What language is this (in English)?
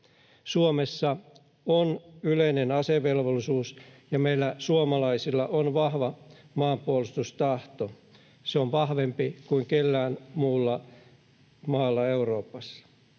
Finnish